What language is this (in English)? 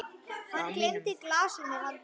Icelandic